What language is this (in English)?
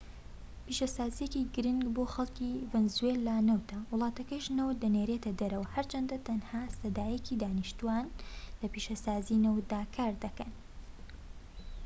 Central Kurdish